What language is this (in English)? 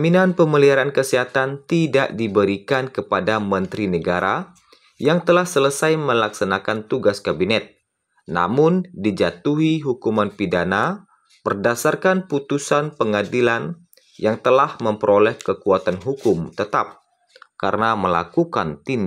Indonesian